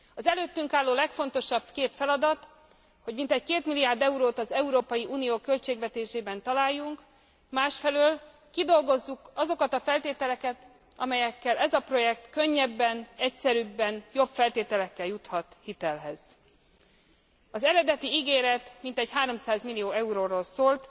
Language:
Hungarian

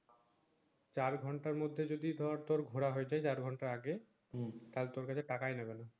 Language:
Bangla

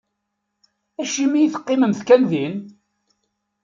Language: Kabyle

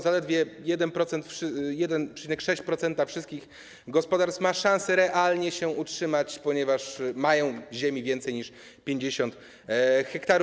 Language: Polish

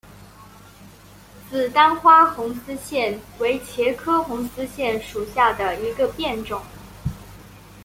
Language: Chinese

